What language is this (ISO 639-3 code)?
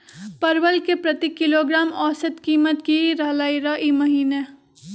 mag